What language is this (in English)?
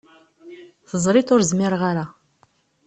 Kabyle